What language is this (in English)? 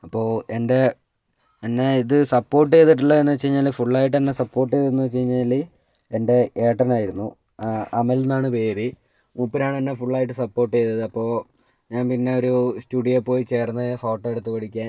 Malayalam